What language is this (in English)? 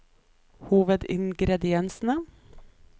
Norwegian